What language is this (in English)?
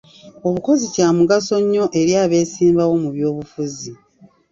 Ganda